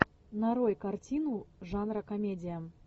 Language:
Russian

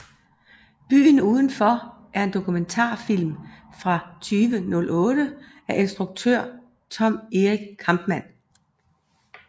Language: Danish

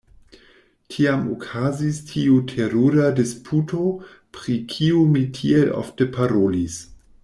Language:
Esperanto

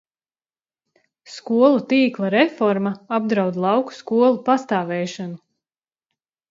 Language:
Latvian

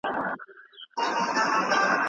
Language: Pashto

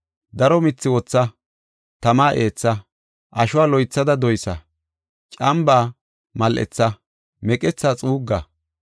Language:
Gofa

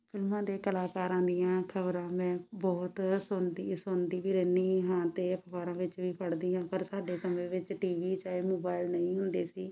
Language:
Punjabi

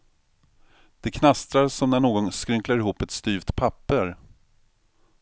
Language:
Swedish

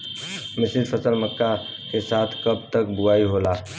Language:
Bhojpuri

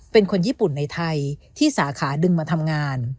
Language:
Thai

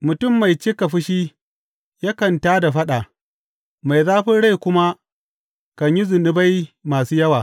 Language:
Hausa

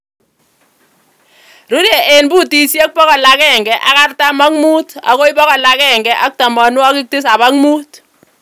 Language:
Kalenjin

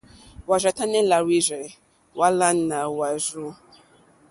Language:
Mokpwe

